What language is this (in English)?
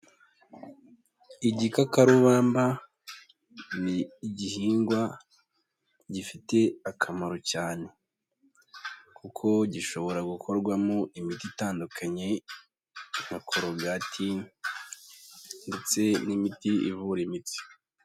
Kinyarwanda